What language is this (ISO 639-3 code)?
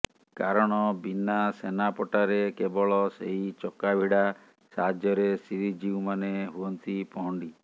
ori